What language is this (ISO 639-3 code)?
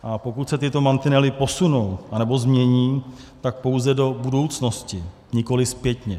ces